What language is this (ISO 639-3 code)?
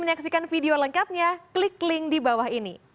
ind